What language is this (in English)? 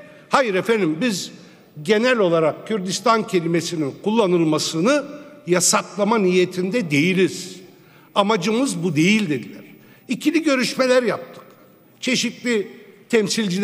Turkish